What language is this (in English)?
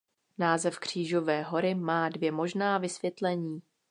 Czech